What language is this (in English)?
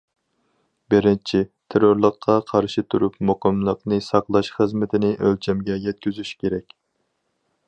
Uyghur